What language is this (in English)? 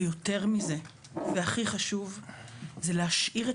Hebrew